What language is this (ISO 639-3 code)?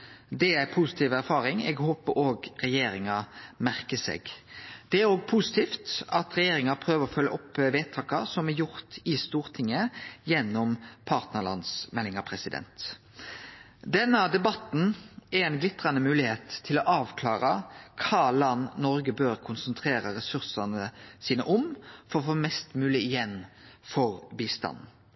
nno